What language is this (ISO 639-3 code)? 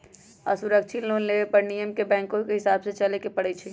mag